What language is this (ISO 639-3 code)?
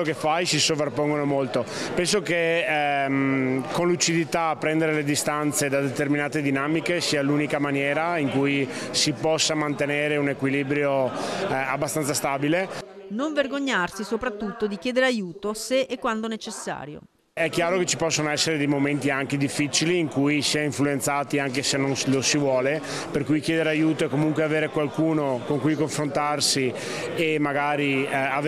ita